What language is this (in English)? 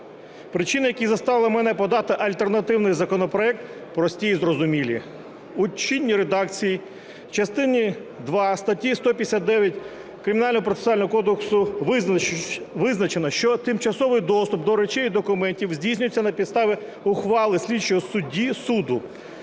Ukrainian